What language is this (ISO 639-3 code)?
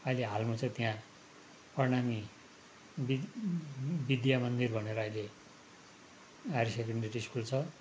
nep